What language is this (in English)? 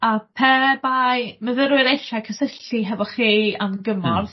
Welsh